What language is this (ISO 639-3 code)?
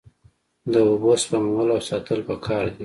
pus